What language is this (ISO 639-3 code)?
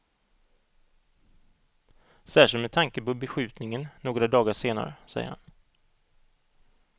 swe